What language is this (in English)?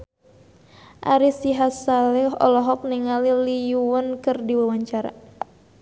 Sundanese